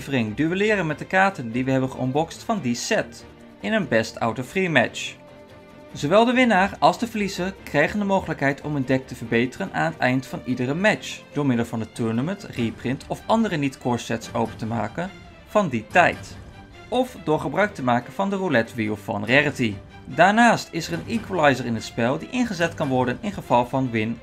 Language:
Dutch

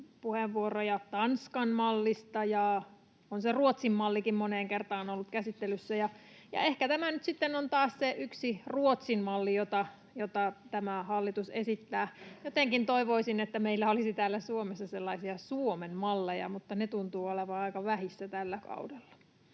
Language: Finnish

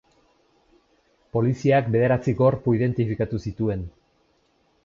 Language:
Basque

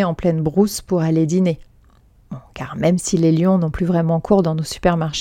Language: French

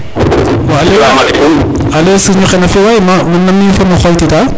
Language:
Serer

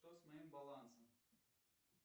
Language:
Russian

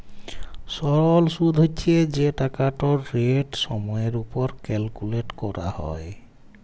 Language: Bangla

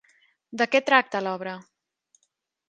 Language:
Catalan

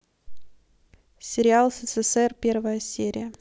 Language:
Russian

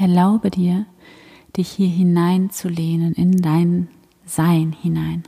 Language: German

